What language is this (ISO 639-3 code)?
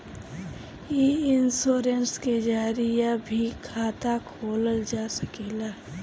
bho